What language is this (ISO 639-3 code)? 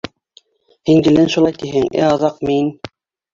bak